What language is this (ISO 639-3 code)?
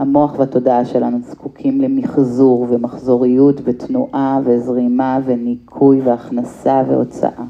heb